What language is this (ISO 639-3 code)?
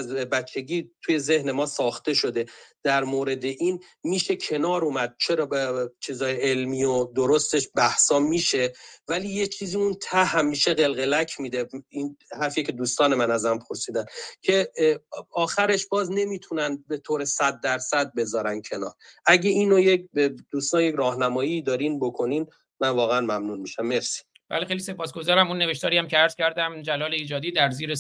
fas